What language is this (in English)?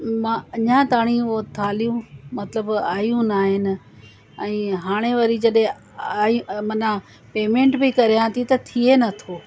Sindhi